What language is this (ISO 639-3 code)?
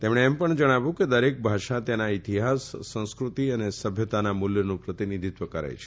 guj